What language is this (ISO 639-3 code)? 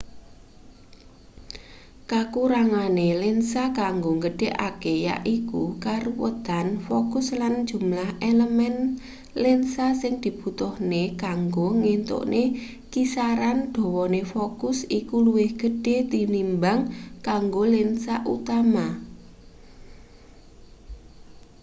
jav